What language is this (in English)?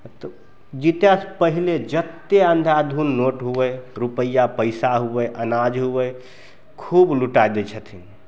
Maithili